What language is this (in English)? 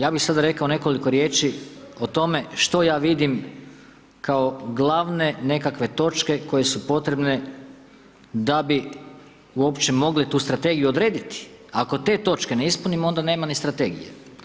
Croatian